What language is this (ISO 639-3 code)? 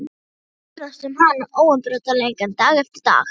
isl